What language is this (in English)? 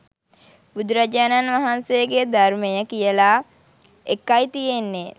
Sinhala